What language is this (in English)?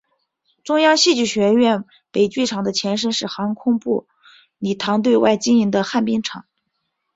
Chinese